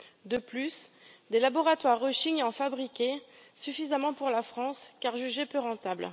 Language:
French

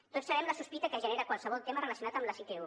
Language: Catalan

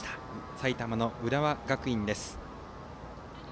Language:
Japanese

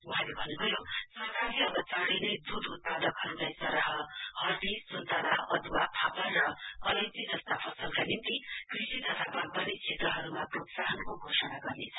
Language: Nepali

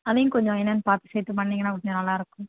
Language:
Tamil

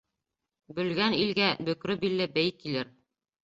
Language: Bashkir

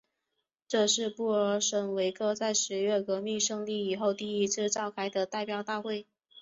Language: Chinese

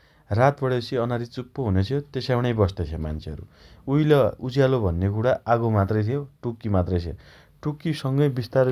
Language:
Dotyali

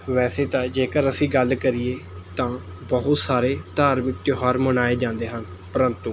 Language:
Punjabi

